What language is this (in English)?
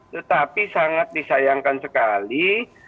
Indonesian